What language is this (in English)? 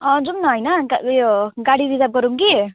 Nepali